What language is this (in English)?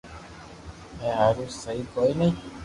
Loarki